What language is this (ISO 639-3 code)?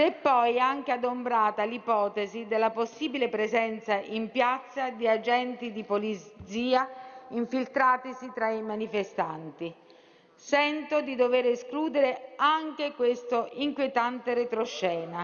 ita